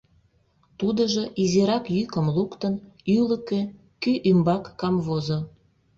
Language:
Mari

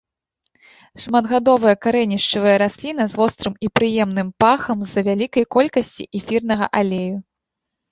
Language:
Belarusian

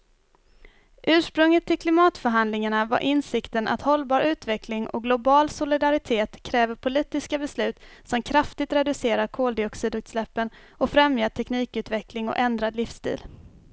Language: Swedish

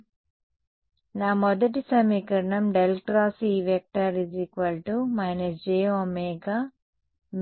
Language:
Telugu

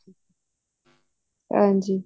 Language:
Punjabi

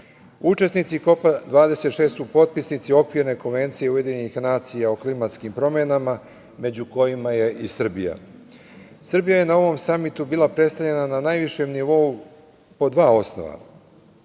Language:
Serbian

